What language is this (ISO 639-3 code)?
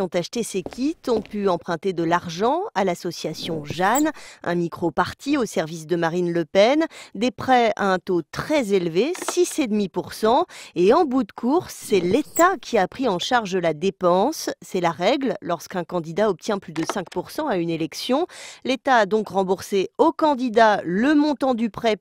fra